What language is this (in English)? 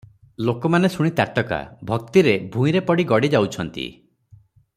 Odia